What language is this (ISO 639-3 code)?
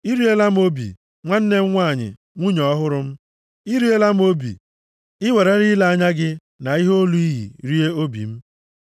ibo